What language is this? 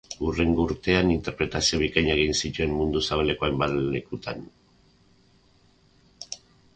Basque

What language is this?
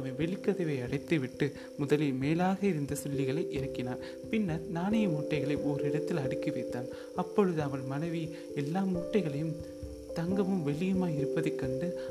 Tamil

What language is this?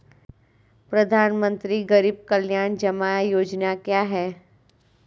Hindi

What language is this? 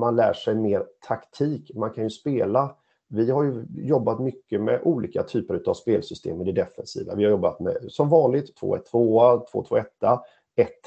Swedish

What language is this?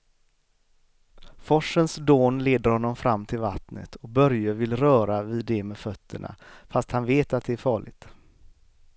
Swedish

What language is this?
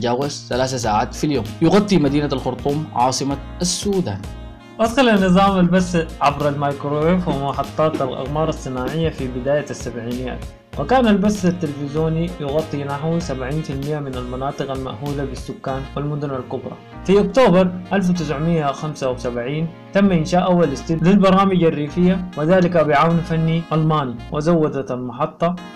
Arabic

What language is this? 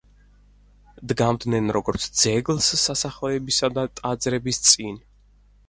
Georgian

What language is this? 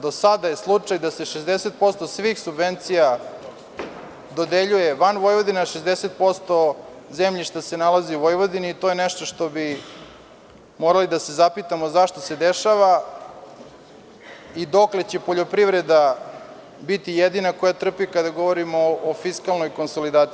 Serbian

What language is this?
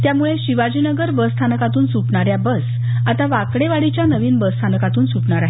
Marathi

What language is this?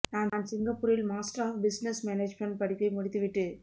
Tamil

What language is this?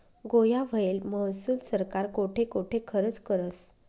Marathi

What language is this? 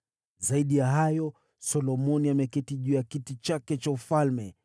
Swahili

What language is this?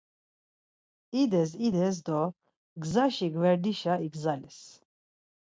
Laz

